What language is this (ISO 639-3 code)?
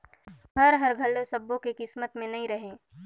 hne